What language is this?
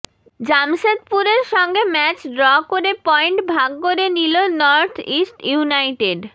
Bangla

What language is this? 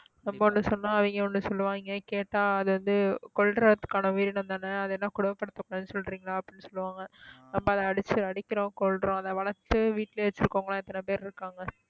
Tamil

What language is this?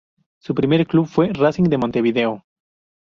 Spanish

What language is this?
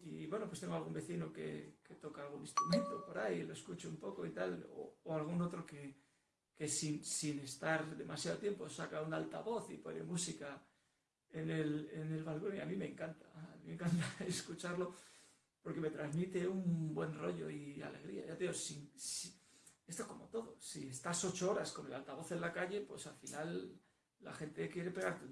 Spanish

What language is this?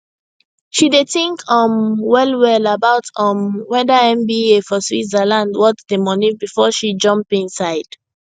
Nigerian Pidgin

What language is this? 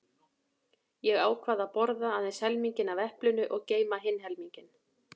Icelandic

